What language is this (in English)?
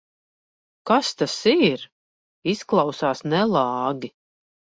Latvian